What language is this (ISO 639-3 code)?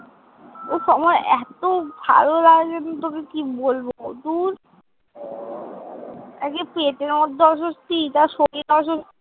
ben